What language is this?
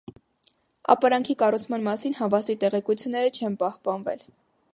Armenian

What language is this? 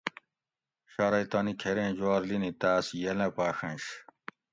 Gawri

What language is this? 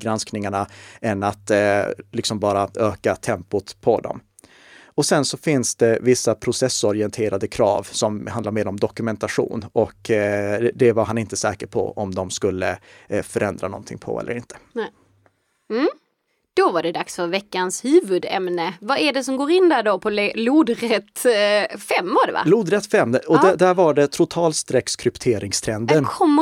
Swedish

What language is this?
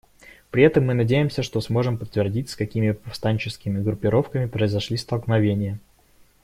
Russian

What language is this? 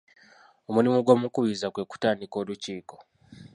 Ganda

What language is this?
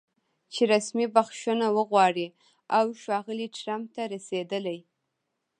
Pashto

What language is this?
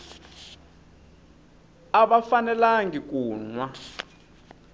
Tsonga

